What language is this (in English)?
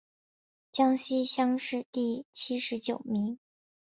Chinese